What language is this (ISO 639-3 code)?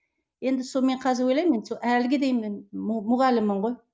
kaz